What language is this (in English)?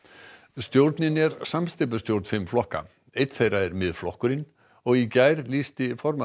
Icelandic